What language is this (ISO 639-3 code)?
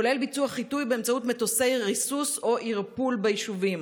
heb